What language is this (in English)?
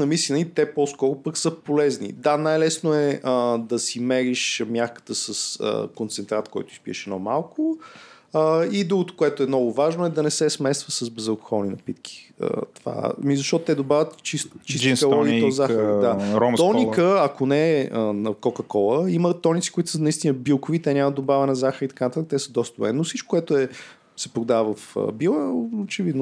Bulgarian